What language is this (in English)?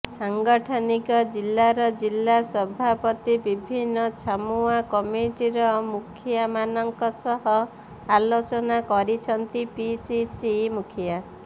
Odia